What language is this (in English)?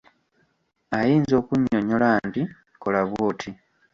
Ganda